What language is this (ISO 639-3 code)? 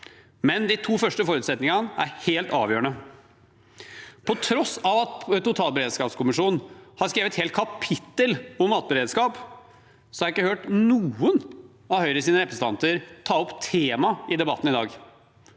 nor